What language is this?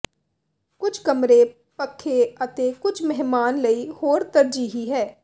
Punjabi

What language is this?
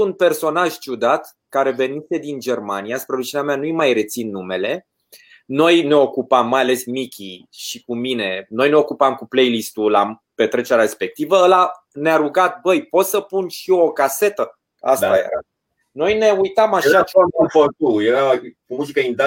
Romanian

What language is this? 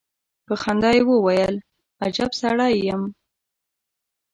Pashto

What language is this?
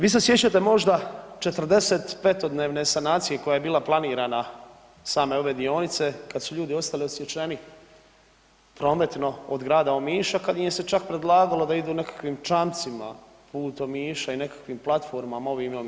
Croatian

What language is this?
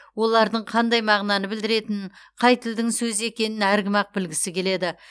Kazakh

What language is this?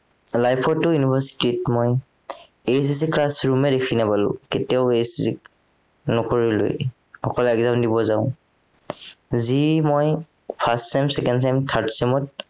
Assamese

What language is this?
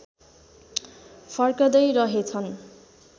Nepali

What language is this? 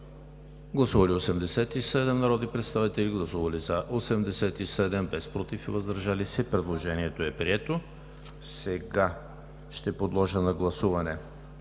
Bulgarian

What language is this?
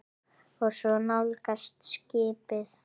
Icelandic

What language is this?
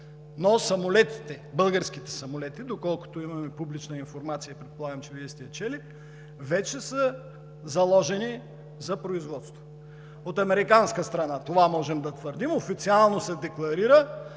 Bulgarian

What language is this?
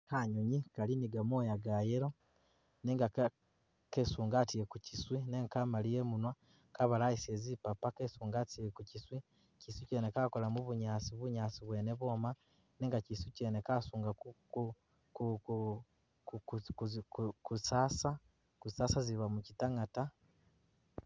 Masaaba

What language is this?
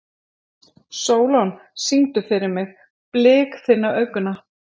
Icelandic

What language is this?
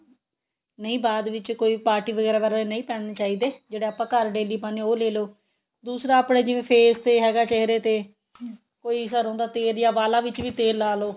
Punjabi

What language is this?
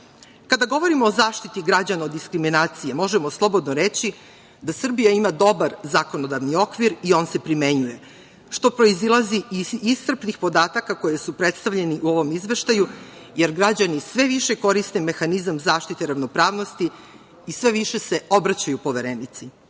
Serbian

